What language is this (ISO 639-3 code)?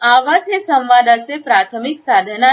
mar